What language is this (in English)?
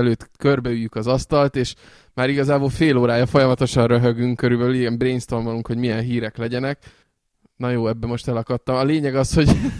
Hungarian